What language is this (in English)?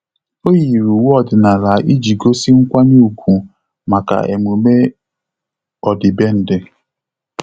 Igbo